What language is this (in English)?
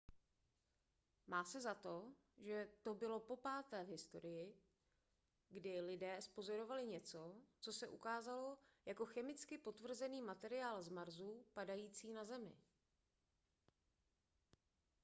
Czech